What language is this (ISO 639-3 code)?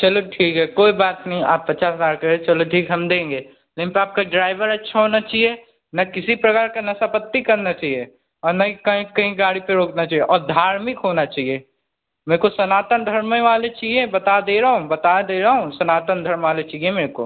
hin